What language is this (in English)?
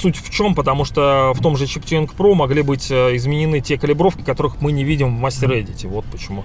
Russian